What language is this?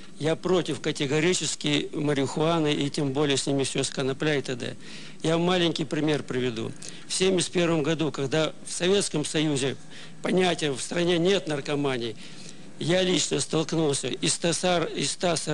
Russian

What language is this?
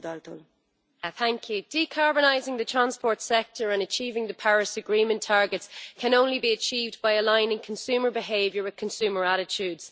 English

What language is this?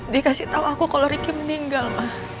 Indonesian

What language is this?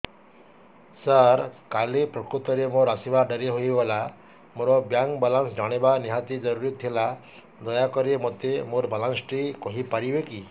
Odia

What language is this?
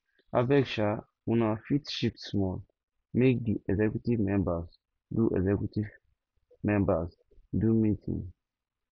Nigerian Pidgin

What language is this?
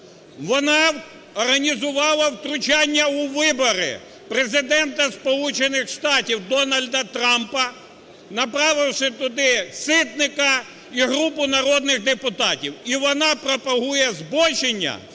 Ukrainian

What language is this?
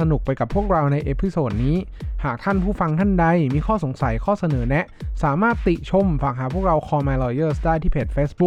Thai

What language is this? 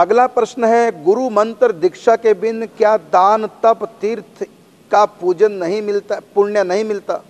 Hindi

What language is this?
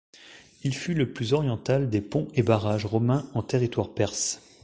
French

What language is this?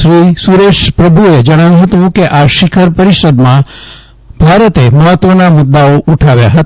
Gujarati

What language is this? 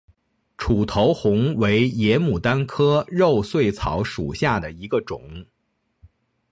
Chinese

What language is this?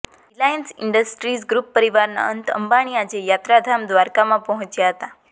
Gujarati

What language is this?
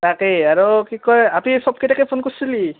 Assamese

